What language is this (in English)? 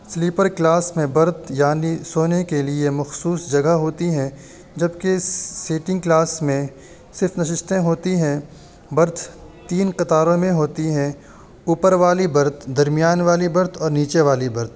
Urdu